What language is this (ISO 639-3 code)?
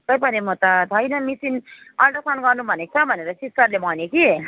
nep